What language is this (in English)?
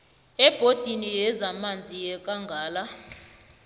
South Ndebele